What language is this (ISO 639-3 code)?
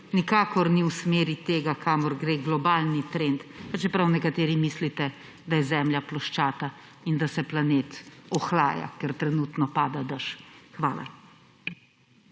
slv